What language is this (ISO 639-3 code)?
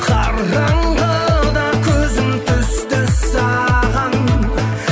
kaz